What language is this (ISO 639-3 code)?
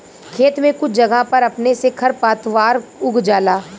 bho